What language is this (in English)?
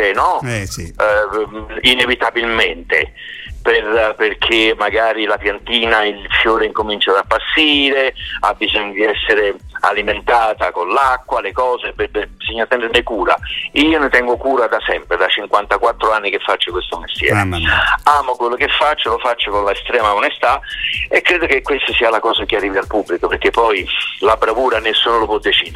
Italian